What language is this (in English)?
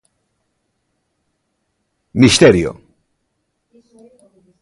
Galician